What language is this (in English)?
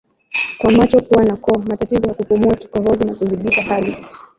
Swahili